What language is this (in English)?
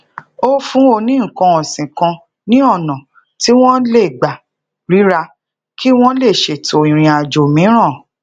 Yoruba